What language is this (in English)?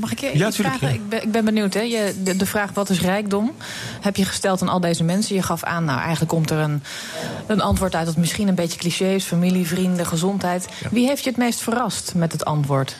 Dutch